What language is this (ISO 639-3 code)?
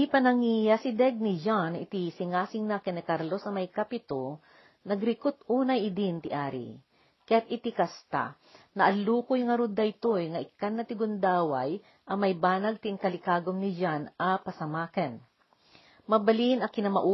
fil